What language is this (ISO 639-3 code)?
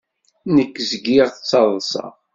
kab